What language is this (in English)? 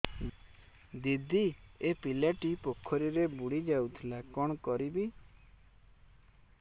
Odia